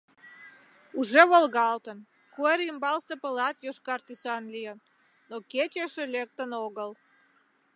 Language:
Mari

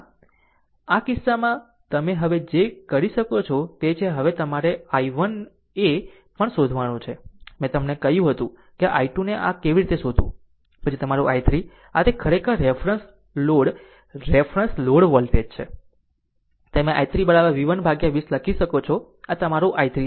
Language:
Gujarati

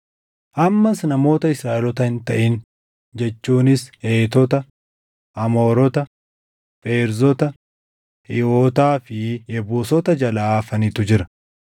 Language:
Oromo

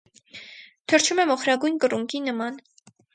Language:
Armenian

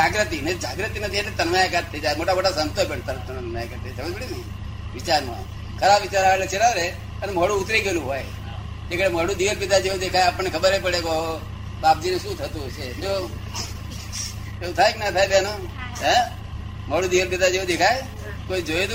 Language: Gujarati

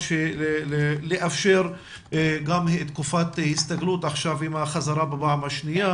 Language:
Hebrew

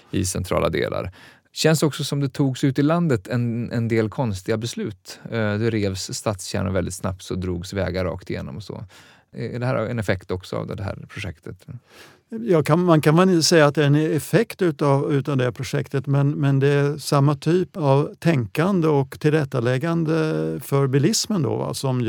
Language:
Swedish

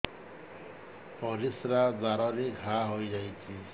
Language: Odia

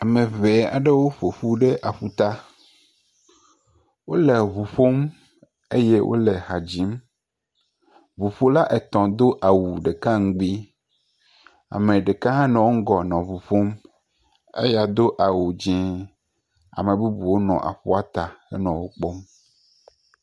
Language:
Ewe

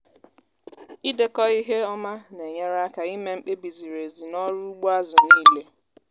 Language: Igbo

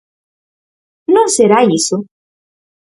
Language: Galician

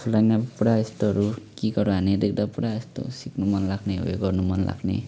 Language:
Nepali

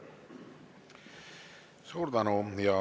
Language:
Estonian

